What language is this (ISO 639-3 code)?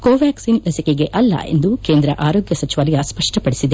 kan